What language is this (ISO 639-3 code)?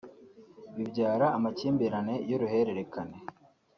kin